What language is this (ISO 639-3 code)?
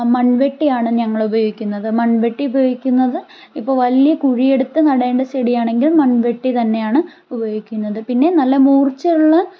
mal